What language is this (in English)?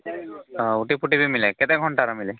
Odia